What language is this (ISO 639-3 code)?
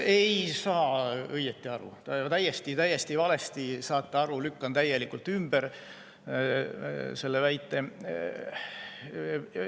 est